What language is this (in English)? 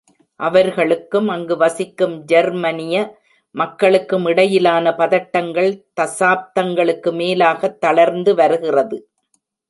Tamil